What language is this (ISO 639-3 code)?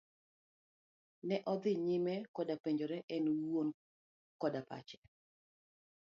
luo